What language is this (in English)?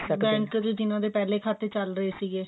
Punjabi